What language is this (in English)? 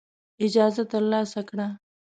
Pashto